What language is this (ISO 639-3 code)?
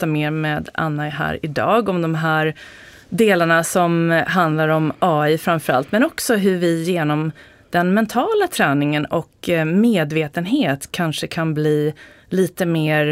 swe